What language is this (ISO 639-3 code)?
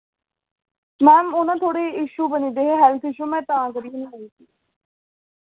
doi